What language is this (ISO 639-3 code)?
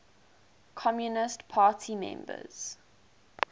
eng